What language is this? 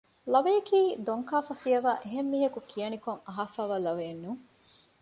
Divehi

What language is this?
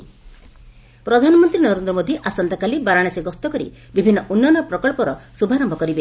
Odia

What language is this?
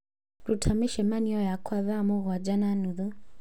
Kikuyu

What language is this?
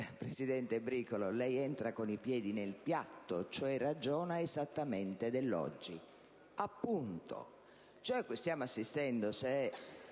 Italian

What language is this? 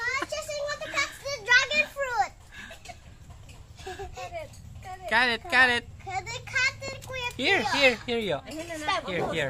Filipino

